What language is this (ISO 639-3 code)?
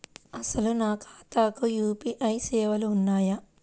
tel